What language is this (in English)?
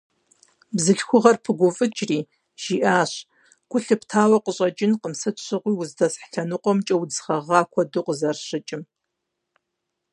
Kabardian